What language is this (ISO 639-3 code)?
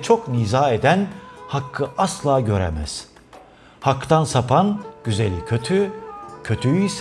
tur